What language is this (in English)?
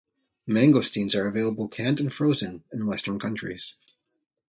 English